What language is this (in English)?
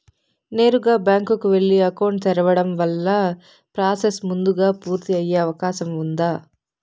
Telugu